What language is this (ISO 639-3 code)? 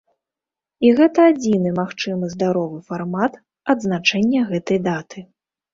bel